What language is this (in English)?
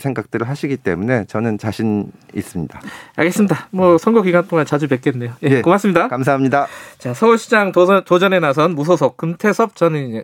Korean